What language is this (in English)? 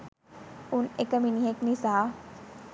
Sinhala